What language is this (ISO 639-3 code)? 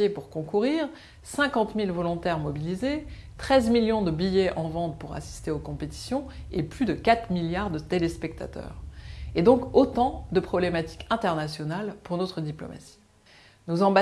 fra